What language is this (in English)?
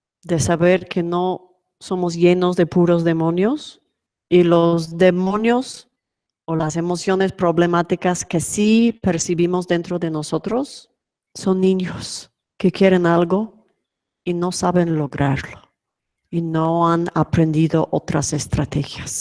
Spanish